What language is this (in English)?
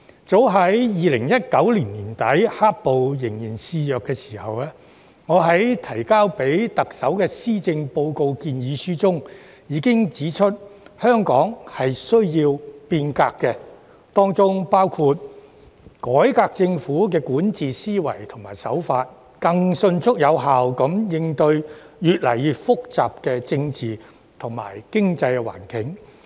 Cantonese